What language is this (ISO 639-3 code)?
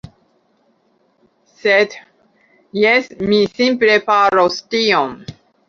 epo